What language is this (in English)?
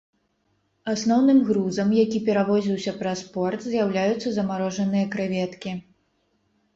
Belarusian